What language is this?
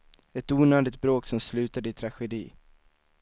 Swedish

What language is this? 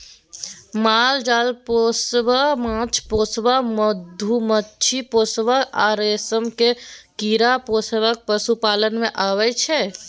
Maithili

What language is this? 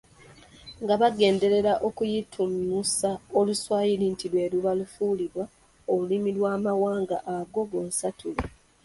Ganda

